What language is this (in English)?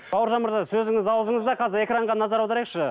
Kazakh